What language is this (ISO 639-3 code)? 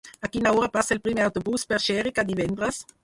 cat